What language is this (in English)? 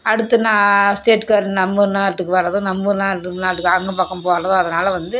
Tamil